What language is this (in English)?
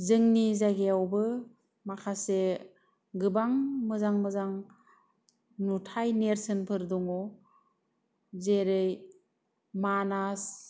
Bodo